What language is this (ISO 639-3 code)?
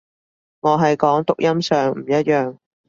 yue